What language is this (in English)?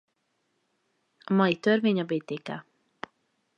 Hungarian